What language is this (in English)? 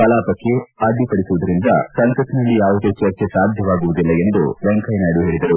Kannada